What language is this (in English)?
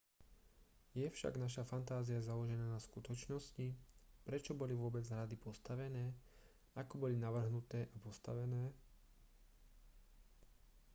Slovak